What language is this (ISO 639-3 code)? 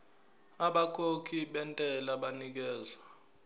zul